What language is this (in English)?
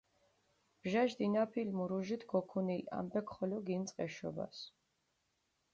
Mingrelian